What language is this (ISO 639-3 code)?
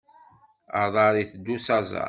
kab